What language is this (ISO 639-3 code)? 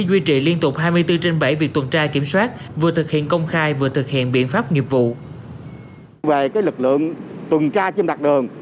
vie